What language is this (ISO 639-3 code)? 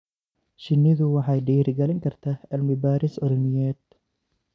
som